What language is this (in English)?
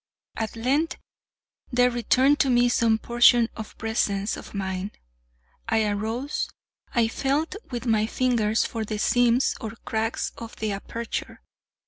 English